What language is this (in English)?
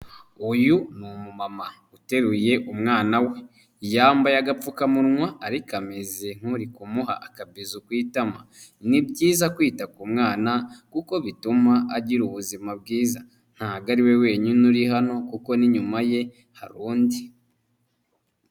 Kinyarwanda